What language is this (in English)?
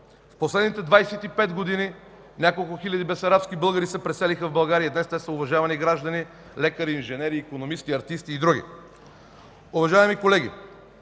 Bulgarian